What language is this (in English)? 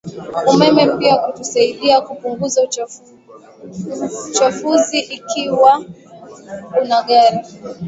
Swahili